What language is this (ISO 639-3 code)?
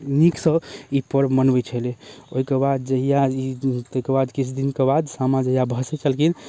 mai